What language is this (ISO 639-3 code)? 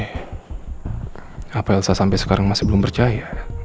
ind